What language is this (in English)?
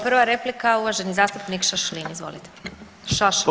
Croatian